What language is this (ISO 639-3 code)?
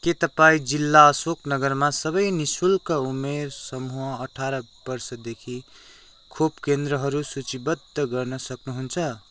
nep